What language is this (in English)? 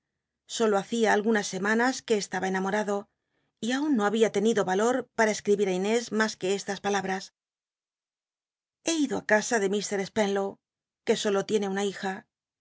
Spanish